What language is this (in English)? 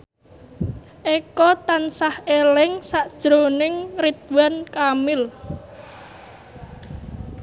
Javanese